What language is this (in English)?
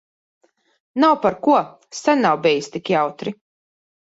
Latvian